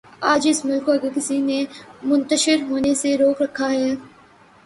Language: Urdu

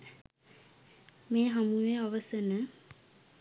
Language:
Sinhala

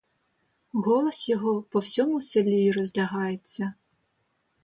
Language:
Ukrainian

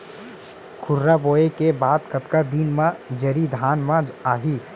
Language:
Chhattisgarhi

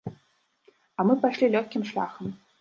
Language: Belarusian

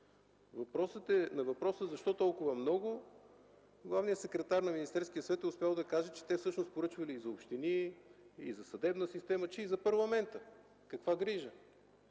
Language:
Bulgarian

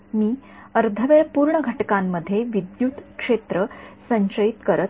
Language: Marathi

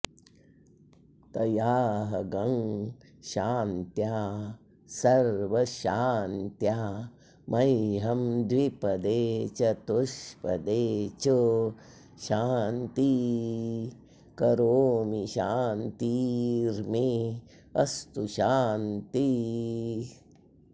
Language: Sanskrit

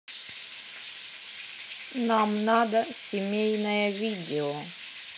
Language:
Russian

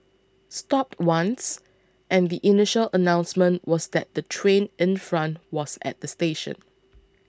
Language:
English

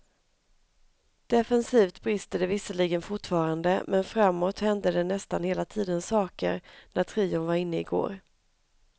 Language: Swedish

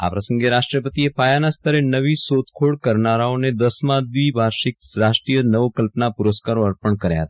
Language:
Gujarati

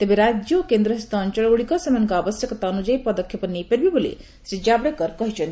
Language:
Odia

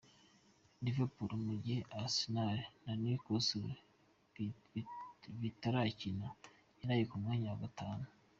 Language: Kinyarwanda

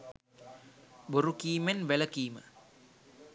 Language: Sinhala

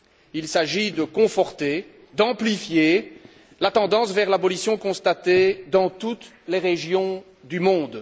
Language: French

